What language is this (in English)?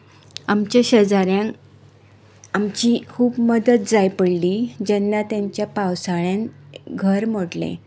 Konkani